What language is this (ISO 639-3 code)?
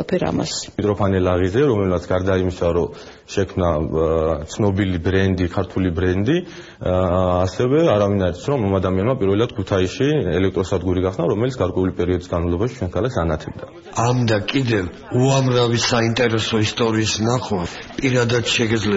tur